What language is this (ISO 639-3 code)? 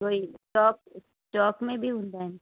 snd